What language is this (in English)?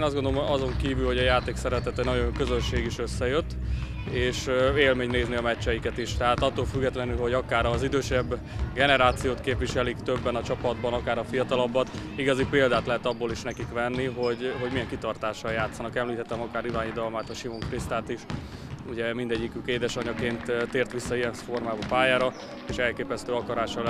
Hungarian